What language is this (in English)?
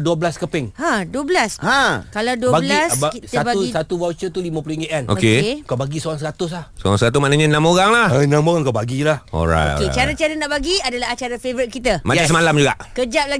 Malay